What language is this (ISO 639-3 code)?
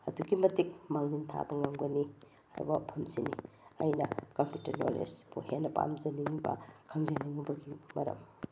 mni